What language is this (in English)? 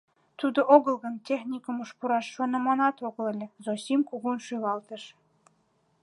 Mari